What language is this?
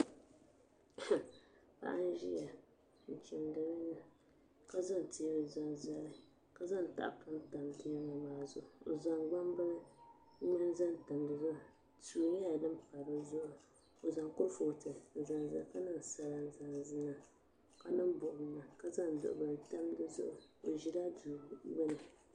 Dagbani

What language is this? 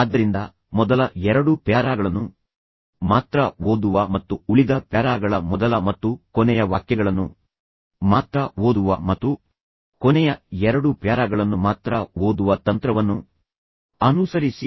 Kannada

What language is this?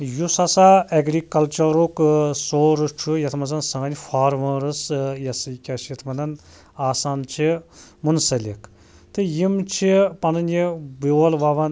Kashmiri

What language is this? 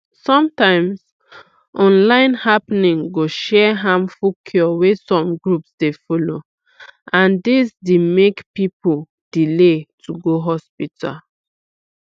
Nigerian Pidgin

